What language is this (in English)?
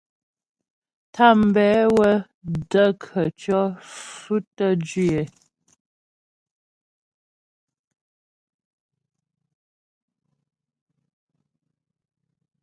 Ghomala